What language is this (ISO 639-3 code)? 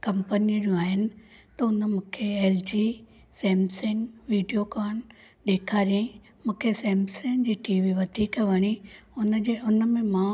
snd